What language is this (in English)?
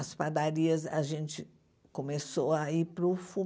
Portuguese